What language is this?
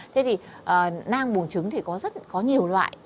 Vietnamese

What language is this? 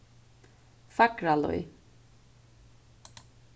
Faroese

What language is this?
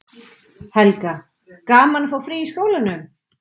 Icelandic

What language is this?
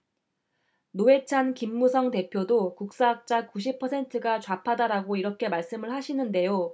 Korean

